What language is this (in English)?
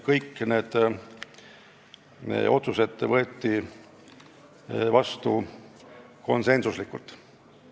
Estonian